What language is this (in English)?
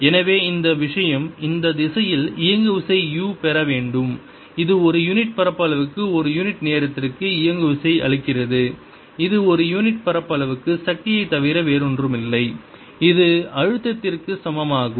Tamil